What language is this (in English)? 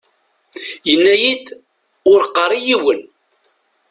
Kabyle